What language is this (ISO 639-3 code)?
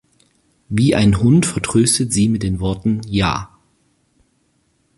deu